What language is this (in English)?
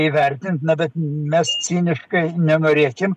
Lithuanian